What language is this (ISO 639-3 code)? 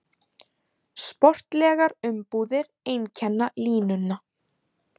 isl